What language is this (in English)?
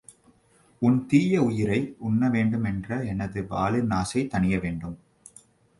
Tamil